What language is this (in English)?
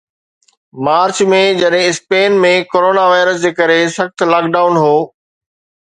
Sindhi